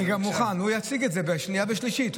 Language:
Hebrew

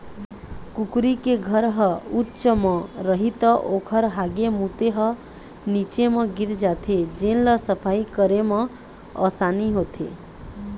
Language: Chhattisgarhi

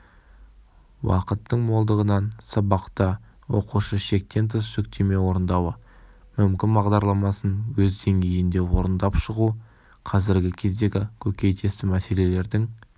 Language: Kazakh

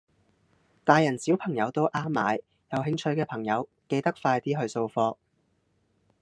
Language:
Cantonese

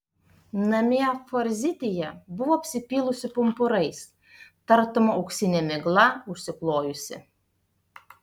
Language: Lithuanian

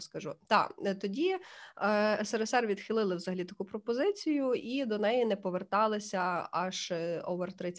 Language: Ukrainian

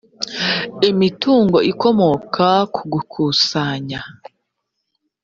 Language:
Kinyarwanda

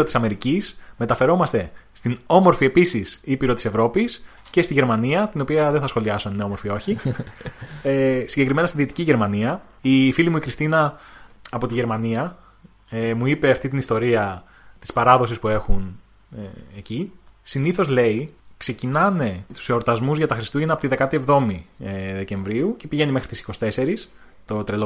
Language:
Greek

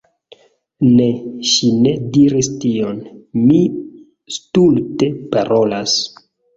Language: Esperanto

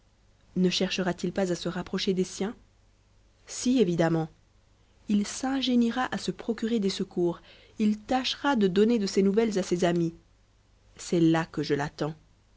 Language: French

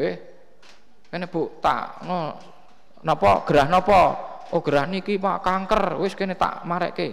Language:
Indonesian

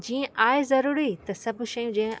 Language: Sindhi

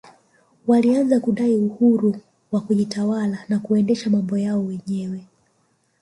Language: Swahili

